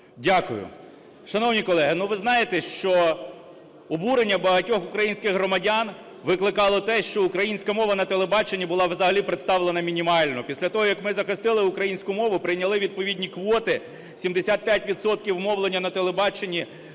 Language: Ukrainian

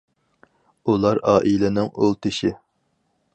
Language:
Uyghur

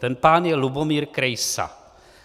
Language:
Czech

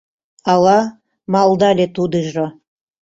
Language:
Mari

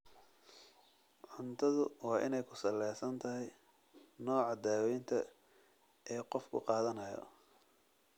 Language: Somali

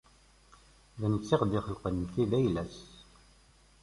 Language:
Kabyle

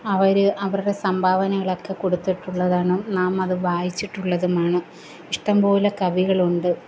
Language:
Malayalam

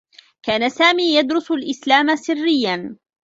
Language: Arabic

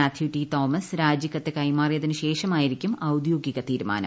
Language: Malayalam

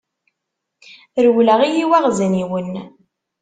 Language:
Kabyle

